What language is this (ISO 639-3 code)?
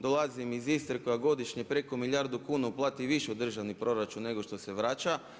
hrv